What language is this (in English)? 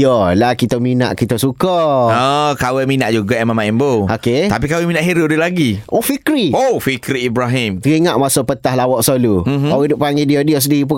Malay